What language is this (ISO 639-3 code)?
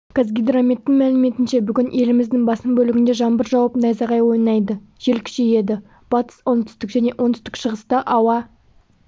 kaz